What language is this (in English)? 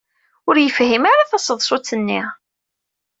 Kabyle